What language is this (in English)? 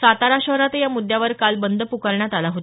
Marathi